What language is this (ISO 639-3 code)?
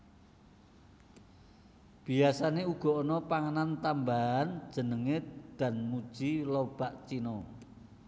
jav